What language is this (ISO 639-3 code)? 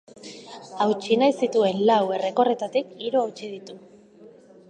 eus